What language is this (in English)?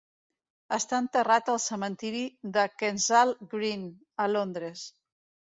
Catalan